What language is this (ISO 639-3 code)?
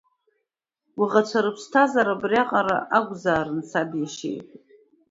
abk